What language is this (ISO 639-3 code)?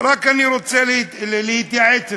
heb